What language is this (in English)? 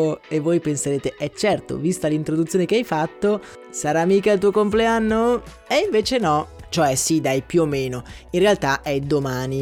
Italian